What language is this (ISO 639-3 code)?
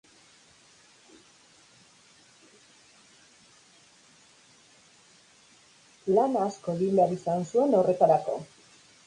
eus